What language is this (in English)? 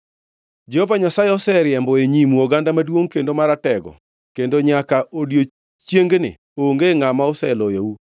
Luo (Kenya and Tanzania)